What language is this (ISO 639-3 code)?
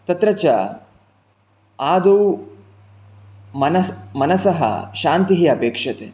san